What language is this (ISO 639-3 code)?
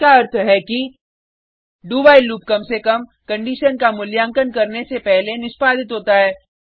hin